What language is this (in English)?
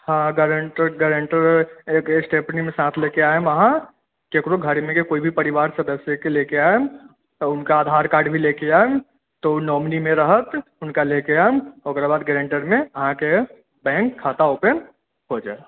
Maithili